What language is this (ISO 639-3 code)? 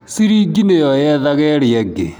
kik